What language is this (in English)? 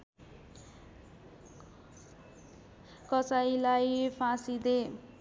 Nepali